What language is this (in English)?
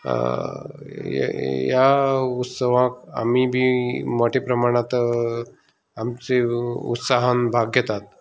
Konkani